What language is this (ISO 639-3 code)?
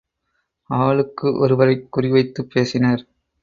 tam